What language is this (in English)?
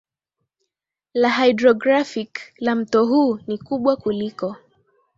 Swahili